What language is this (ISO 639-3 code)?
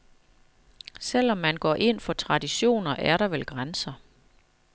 dan